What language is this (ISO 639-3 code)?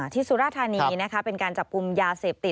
tha